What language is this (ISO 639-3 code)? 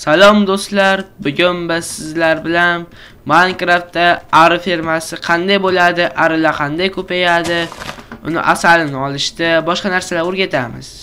tur